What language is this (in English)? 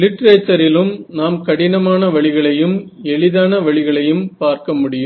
Tamil